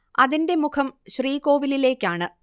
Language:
Malayalam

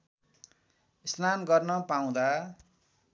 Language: Nepali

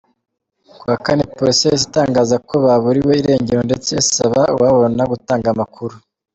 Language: Kinyarwanda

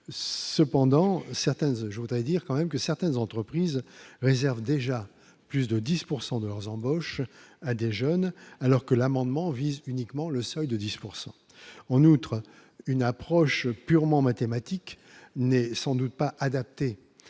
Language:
French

